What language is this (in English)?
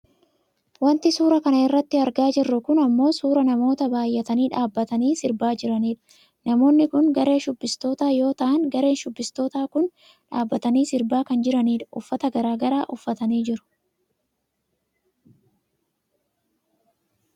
Oromo